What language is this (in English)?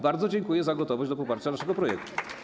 Polish